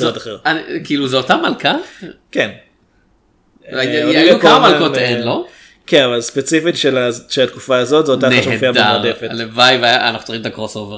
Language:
Hebrew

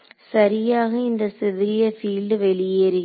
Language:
Tamil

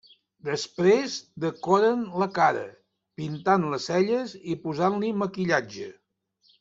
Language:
Catalan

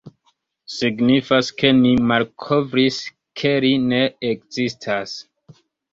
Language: Esperanto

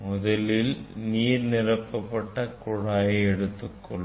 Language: Tamil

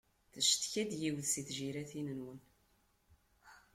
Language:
Kabyle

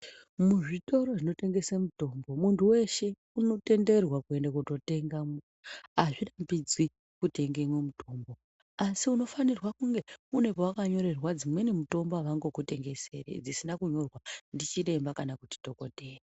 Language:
Ndau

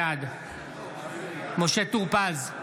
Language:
Hebrew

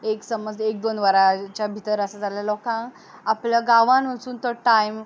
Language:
Konkani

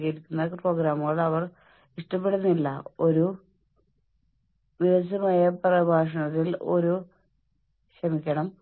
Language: Malayalam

